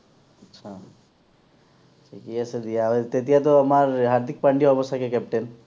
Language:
Assamese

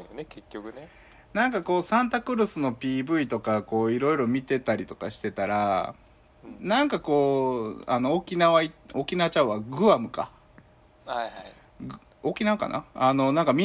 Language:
Japanese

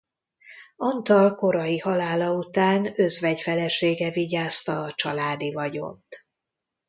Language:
Hungarian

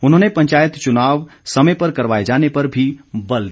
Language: Hindi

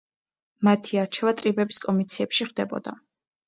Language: Georgian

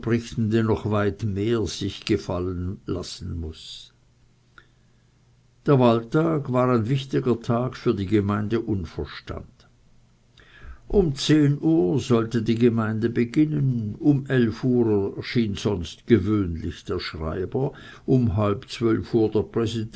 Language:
German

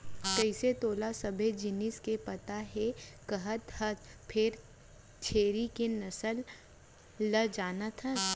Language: Chhattisgarhi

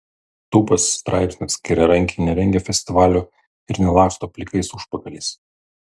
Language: Lithuanian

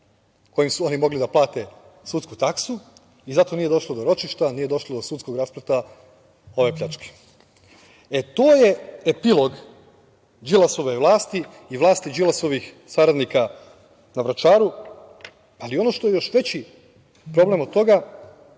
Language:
Serbian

